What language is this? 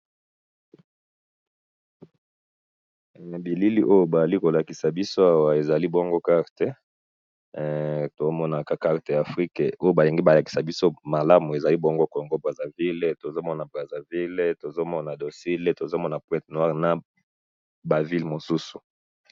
Lingala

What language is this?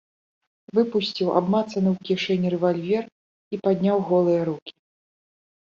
Belarusian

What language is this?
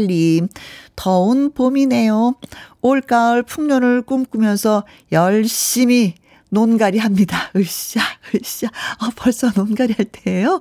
Korean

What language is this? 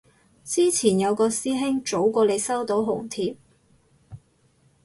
Cantonese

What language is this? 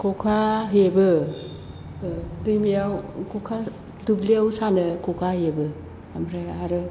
Bodo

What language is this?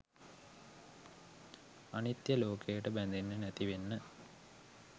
Sinhala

